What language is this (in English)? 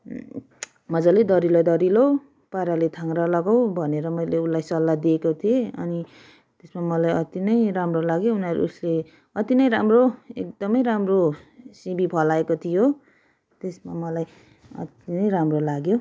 Nepali